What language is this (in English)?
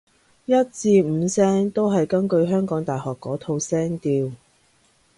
Cantonese